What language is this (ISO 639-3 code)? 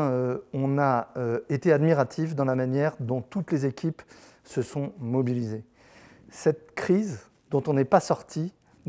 fra